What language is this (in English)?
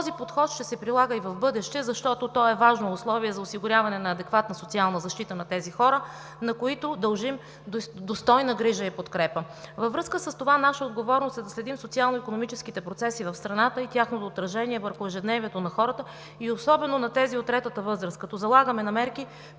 Bulgarian